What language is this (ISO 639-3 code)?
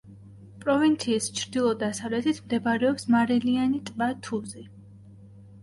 kat